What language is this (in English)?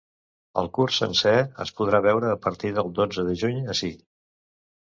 Catalan